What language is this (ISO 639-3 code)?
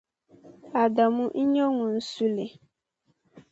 dag